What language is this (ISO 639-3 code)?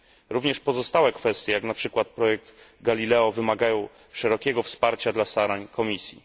pol